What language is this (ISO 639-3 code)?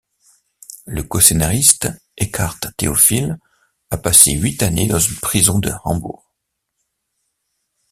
fra